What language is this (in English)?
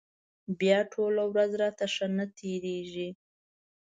Pashto